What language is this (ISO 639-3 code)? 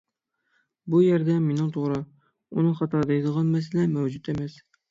uig